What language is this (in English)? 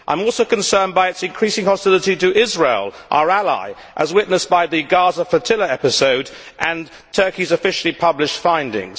English